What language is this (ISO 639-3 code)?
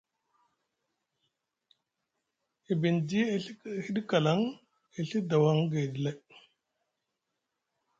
mug